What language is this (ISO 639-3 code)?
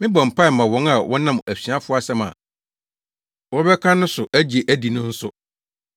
aka